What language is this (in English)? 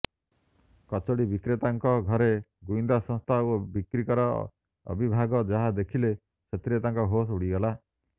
Odia